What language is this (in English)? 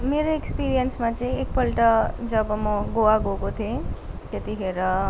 Nepali